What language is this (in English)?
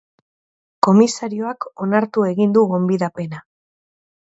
Basque